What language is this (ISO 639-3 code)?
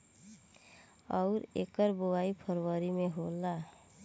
bho